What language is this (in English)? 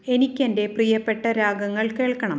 Malayalam